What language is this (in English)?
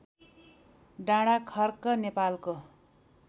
Nepali